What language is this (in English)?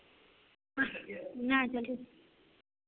Maithili